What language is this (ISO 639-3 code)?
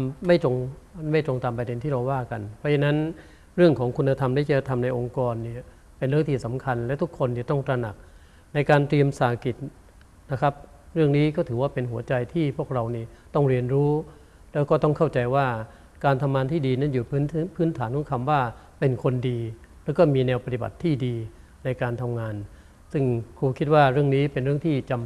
tha